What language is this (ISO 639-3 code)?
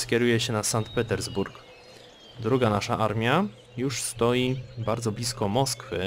pol